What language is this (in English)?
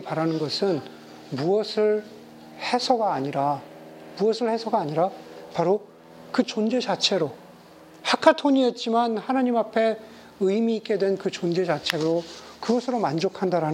Korean